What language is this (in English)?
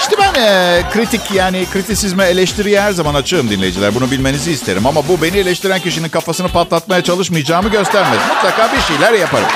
Turkish